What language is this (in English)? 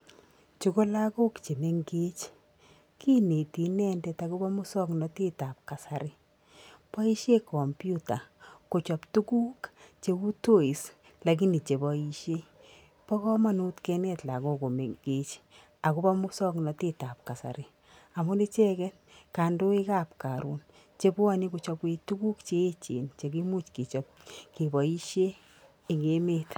Kalenjin